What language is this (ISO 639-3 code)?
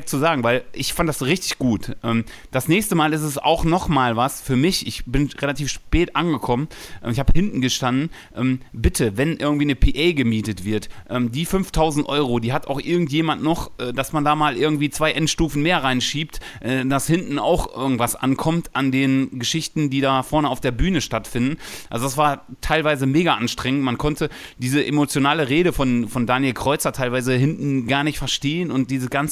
deu